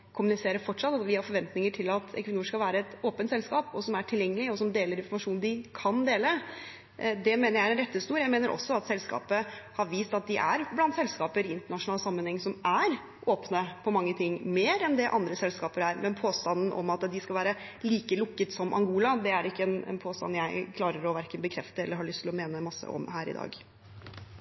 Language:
Norwegian Bokmål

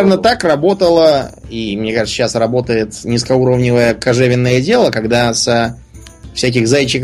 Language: Russian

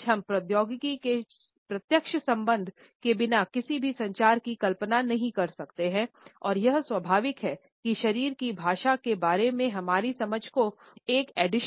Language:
Hindi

